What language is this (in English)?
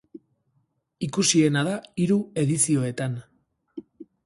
Basque